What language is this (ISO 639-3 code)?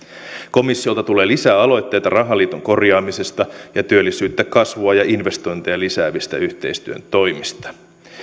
fin